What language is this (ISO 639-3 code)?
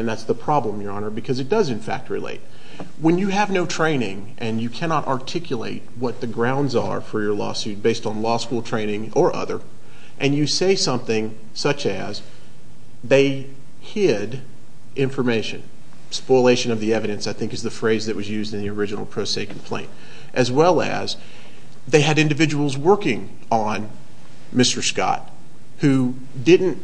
eng